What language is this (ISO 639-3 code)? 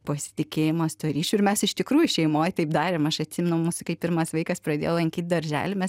lit